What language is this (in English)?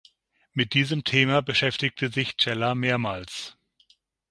German